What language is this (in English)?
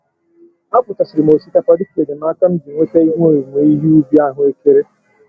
Igbo